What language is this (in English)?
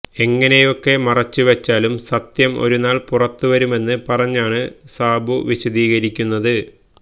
Malayalam